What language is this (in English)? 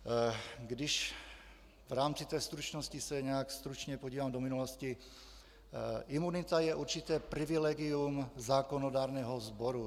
Czech